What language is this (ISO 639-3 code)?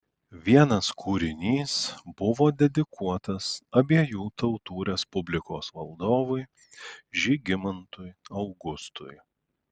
lit